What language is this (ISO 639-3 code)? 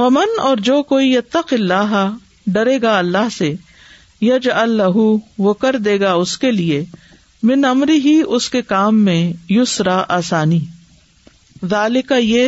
urd